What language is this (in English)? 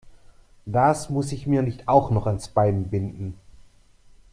German